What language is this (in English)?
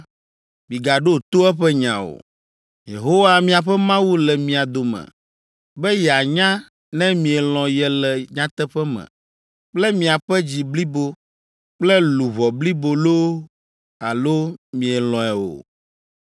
Ewe